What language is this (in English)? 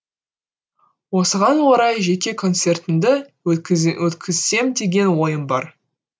Kazakh